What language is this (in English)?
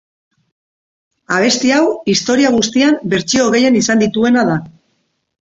Basque